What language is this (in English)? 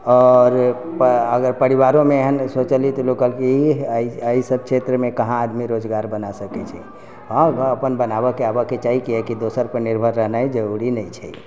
Maithili